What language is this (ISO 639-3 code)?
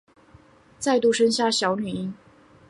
zho